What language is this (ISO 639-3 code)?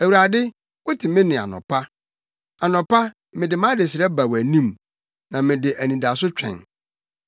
aka